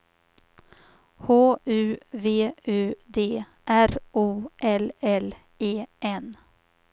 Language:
Swedish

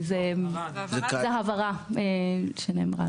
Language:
Hebrew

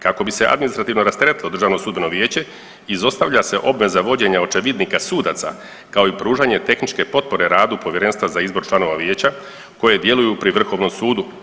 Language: Croatian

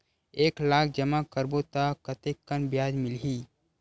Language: Chhattisgarhi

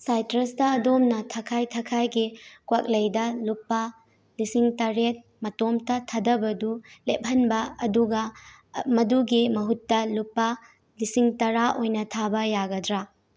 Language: Manipuri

